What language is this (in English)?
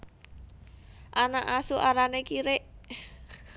Javanese